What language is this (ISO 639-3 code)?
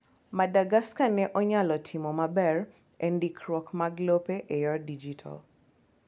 luo